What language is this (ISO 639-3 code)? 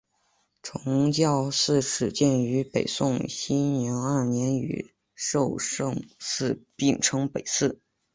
zho